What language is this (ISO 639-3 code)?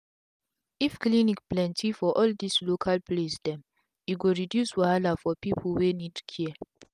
pcm